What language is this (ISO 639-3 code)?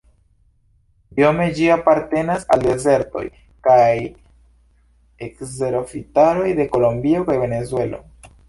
epo